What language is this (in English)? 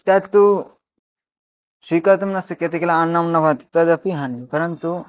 Sanskrit